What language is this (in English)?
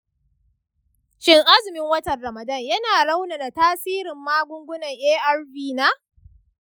Hausa